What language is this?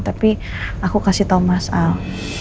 Indonesian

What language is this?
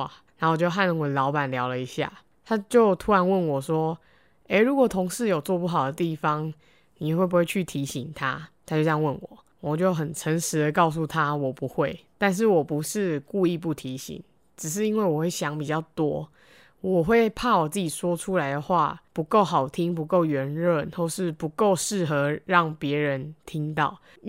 Chinese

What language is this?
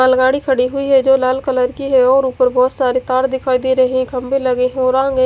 Hindi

